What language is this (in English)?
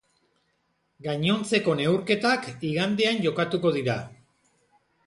Basque